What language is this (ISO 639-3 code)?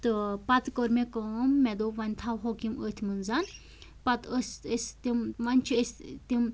kas